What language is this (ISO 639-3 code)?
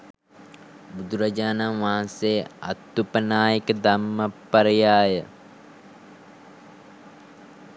sin